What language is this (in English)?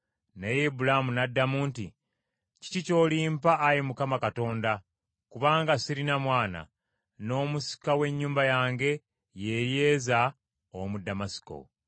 Ganda